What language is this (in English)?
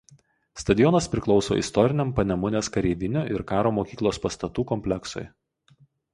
Lithuanian